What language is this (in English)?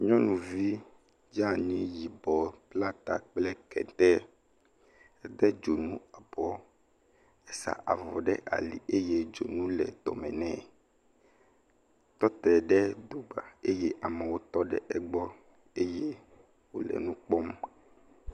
Ewe